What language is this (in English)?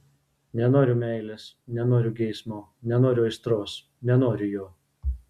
Lithuanian